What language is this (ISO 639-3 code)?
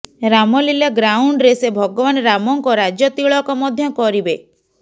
ori